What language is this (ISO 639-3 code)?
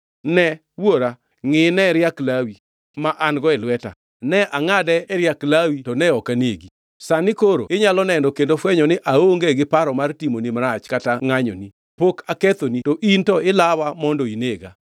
luo